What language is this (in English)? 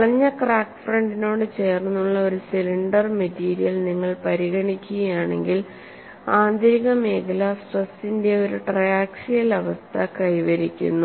Malayalam